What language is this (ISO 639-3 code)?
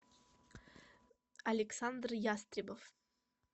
rus